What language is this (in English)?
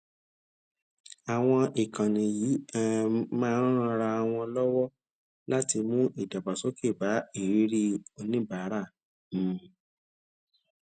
Yoruba